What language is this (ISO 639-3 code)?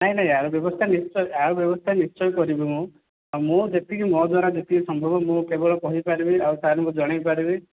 ori